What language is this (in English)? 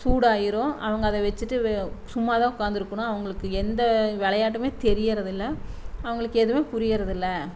Tamil